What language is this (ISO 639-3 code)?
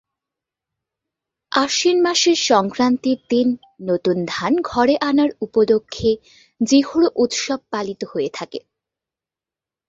ben